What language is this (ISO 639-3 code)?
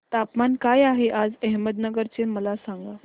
mar